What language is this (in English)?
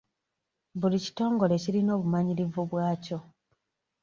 Ganda